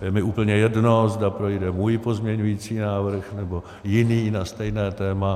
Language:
Czech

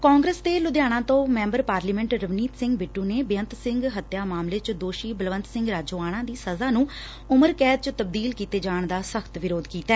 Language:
Punjabi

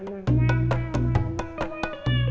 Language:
Indonesian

